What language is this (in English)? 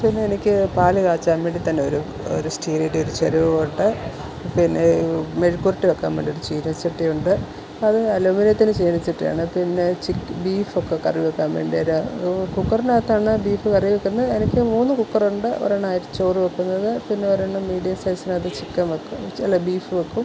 Malayalam